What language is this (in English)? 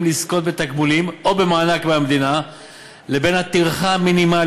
Hebrew